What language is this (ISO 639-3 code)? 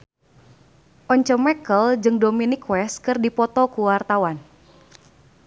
sun